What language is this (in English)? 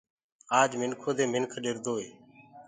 Gurgula